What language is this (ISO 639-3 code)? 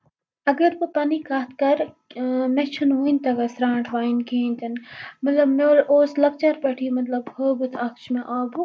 kas